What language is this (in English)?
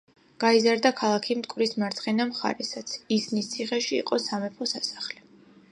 Georgian